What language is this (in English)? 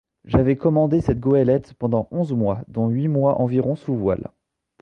French